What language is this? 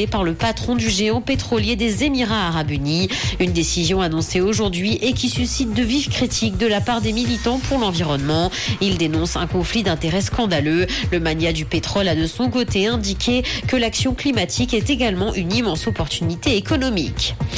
French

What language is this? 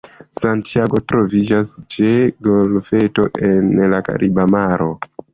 Esperanto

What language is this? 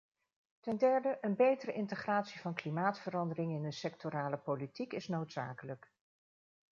Dutch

